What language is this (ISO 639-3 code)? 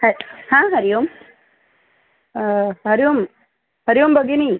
san